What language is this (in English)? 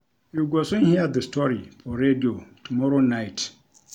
Nigerian Pidgin